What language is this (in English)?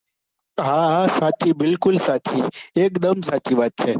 Gujarati